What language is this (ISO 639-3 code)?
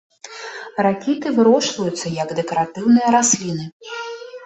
bel